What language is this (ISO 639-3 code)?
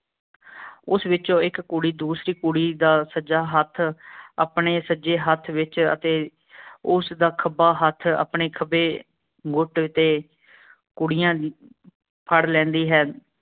pan